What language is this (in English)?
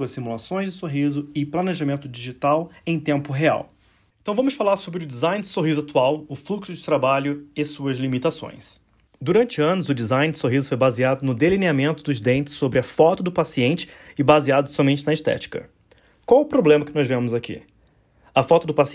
Portuguese